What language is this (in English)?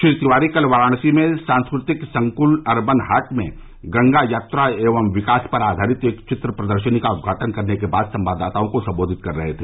Hindi